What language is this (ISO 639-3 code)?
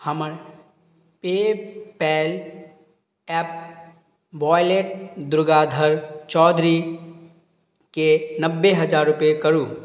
mai